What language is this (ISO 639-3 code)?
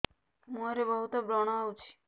ori